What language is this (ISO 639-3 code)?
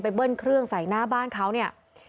tha